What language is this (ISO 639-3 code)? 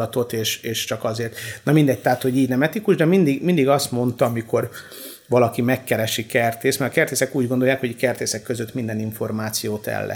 hun